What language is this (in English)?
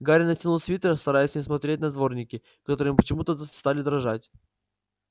Russian